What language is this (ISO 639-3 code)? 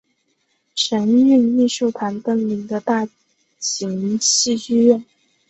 zho